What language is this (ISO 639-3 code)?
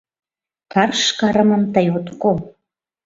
chm